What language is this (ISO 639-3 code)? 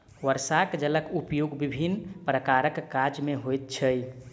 mai